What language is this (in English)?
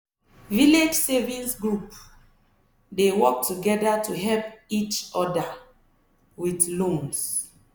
Nigerian Pidgin